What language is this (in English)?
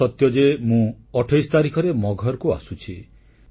Odia